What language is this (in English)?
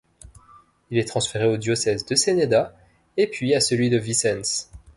French